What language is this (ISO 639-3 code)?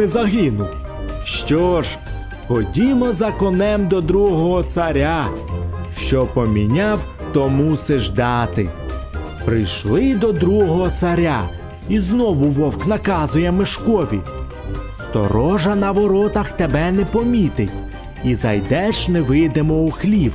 ukr